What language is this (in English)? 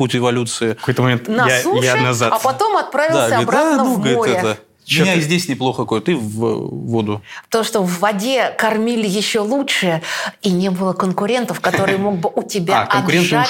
Russian